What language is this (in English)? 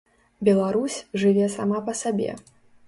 Belarusian